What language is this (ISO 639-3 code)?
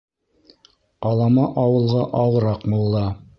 bak